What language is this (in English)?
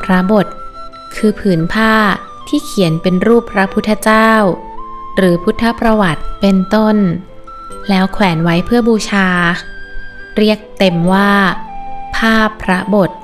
Thai